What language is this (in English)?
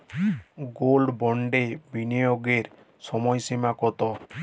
Bangla